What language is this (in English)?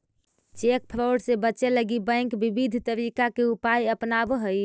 Magahi